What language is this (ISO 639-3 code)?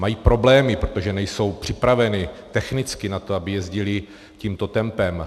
ces